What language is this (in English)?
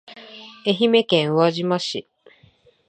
Japanese